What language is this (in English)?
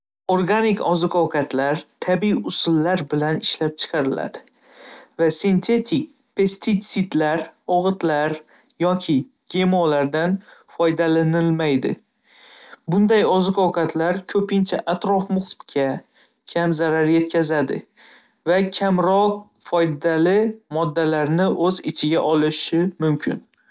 Uzbek